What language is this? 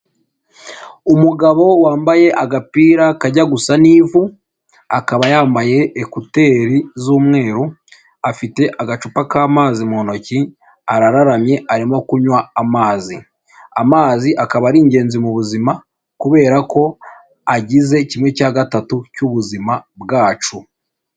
Kinyarwanda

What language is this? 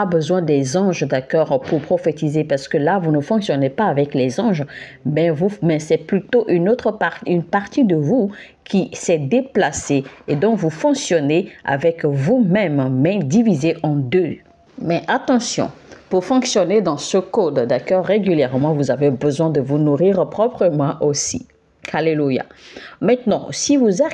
French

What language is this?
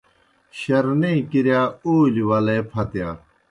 Kohistani Shina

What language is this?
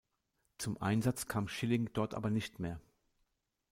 German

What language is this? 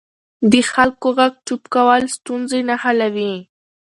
Pashto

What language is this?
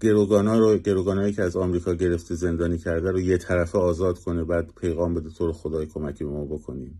Persian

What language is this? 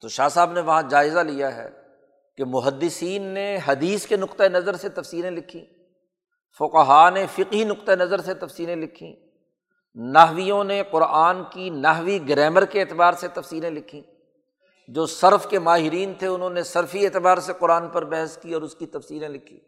Urdu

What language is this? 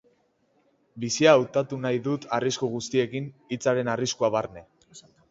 Basque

